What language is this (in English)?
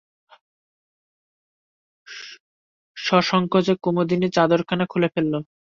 Bangla